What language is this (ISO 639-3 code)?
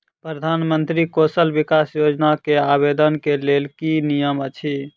mai